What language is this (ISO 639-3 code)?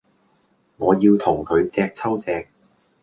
yue